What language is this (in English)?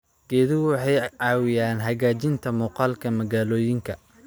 Somali